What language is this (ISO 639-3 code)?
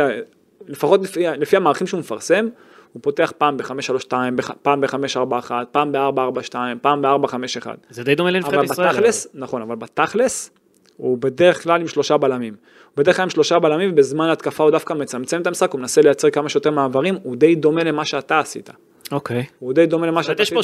heb